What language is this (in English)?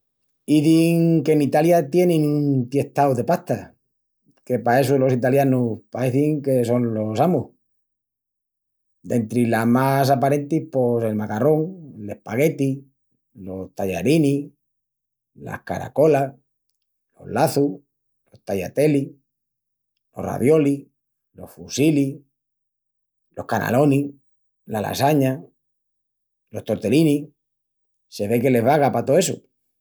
Extremaduran